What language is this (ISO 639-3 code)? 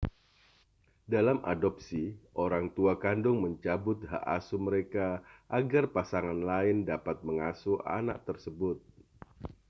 ind